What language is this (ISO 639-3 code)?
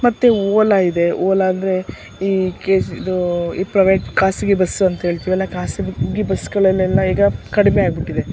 kan